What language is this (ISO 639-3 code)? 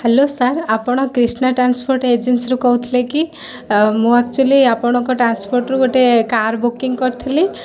ori